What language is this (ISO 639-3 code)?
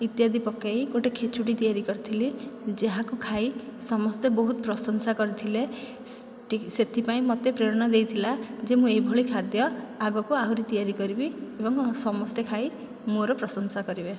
ori